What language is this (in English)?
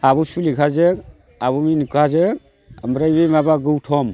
Bodo